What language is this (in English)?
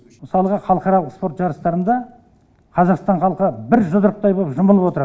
Kazakh